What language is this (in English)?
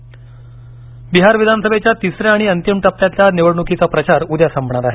Marathi